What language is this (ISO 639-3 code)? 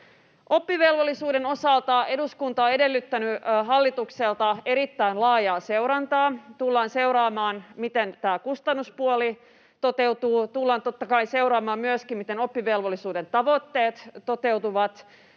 fin